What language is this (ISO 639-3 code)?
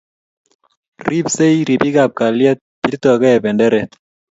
kln